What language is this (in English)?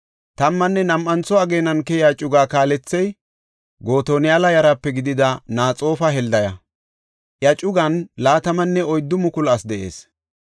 Gofa